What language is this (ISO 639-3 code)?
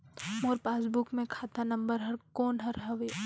hne